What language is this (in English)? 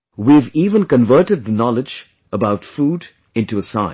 English